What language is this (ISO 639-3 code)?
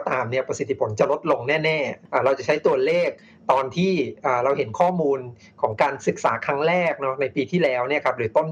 tha